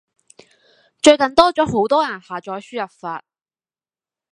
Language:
Cantonese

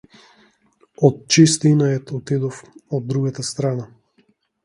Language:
Macedonian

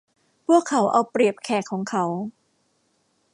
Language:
Thai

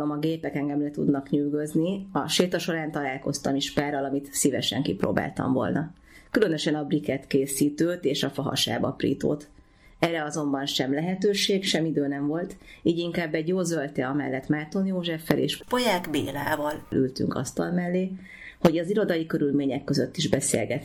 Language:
Hungarian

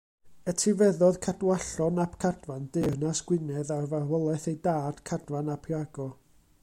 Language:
Welsh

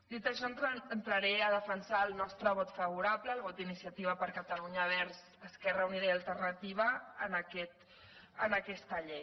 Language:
Catalan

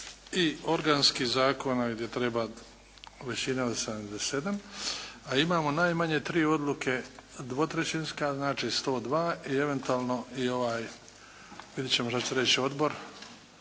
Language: Croatian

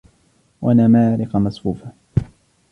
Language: Arabic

